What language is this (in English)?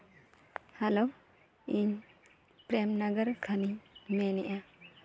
Santali